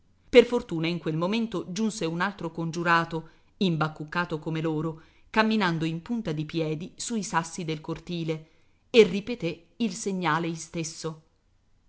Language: Italian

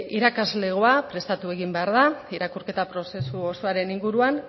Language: Basque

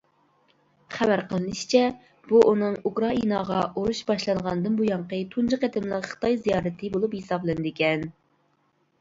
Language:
Uyghur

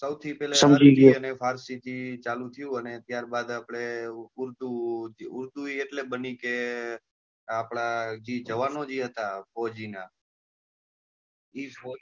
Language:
Gujarati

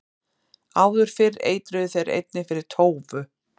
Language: Icelandic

